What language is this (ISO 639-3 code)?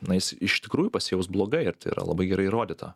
lit